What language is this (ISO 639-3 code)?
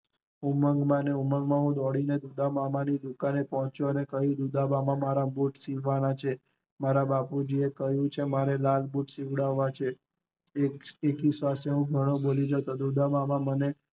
guj